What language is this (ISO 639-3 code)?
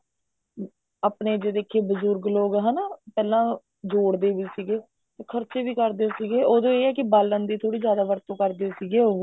pan